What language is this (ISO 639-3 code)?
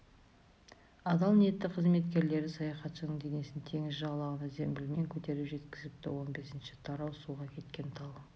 kaz